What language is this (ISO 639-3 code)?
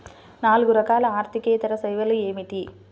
tel